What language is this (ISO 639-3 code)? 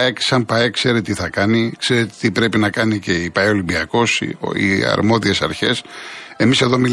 ell